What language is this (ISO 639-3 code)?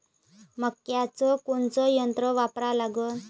mar